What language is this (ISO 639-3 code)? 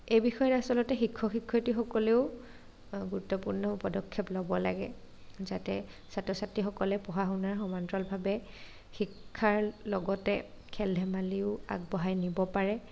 asm